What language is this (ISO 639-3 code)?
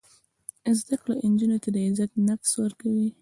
pus